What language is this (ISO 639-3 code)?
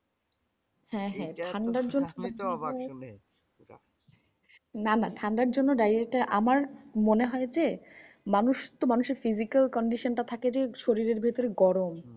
ben